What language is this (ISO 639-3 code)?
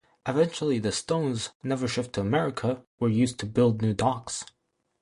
eng